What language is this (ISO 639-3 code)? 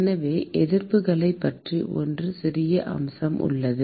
tam